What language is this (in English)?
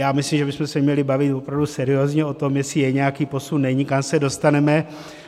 Czech